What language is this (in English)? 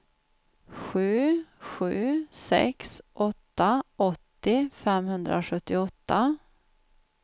Swedish